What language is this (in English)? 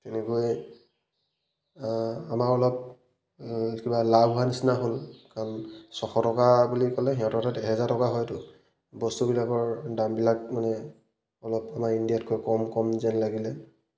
Assamese